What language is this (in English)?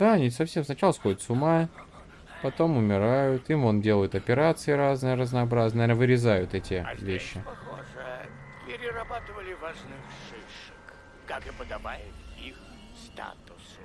Russian